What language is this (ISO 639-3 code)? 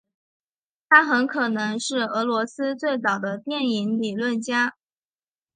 zho